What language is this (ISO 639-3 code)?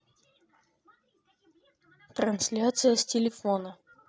rus